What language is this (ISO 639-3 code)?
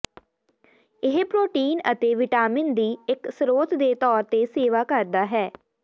pan